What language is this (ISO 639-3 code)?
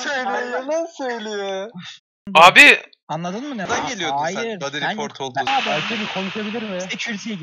tur